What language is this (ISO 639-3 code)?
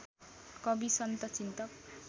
nep